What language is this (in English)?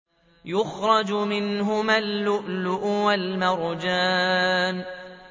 Arabic